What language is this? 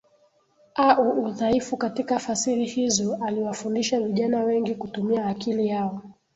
Swahili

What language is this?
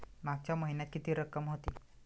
Marathi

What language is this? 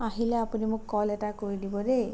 Assamese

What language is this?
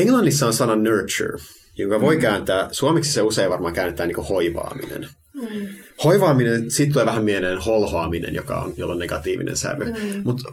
Finnish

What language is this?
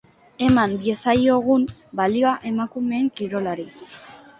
Basque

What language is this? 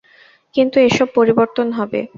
Bangla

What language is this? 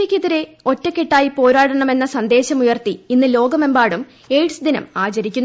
Malayalam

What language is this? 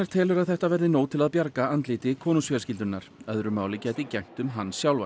Icelandic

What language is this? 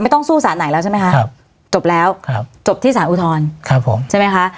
Thai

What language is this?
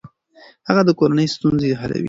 Pashto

